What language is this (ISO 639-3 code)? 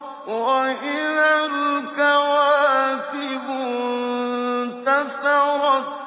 ara